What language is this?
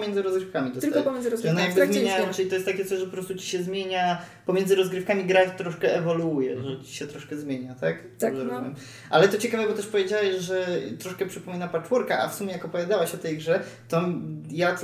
Polish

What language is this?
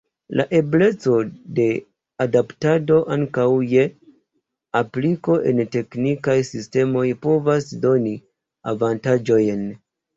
Esperanto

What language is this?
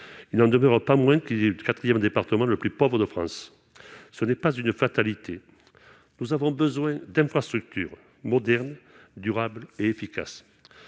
French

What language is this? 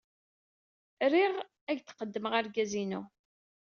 Kabyle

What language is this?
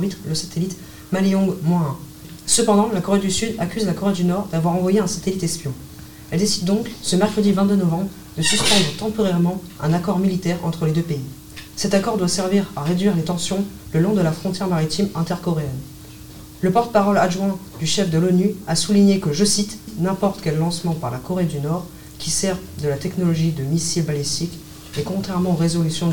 French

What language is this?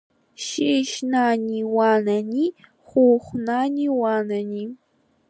Abkhazian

